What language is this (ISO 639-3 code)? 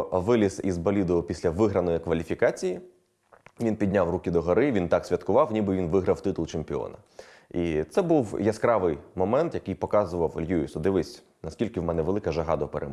ukr